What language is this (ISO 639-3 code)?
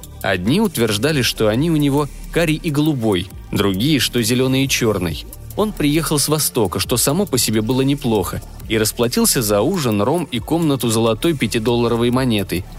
rus